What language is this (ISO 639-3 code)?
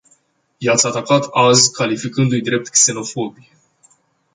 ron